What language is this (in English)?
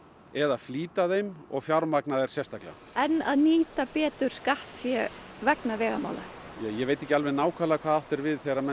Icelandic